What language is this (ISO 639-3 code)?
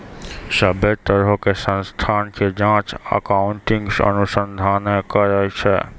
mai